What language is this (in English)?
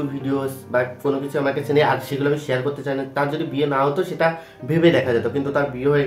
Bangla